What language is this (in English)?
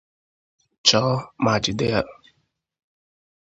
Igbo